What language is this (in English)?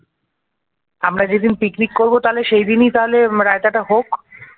Bangla